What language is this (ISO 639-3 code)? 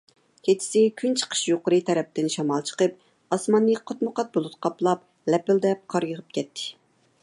uig